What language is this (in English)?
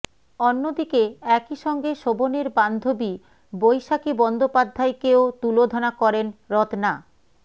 Bangla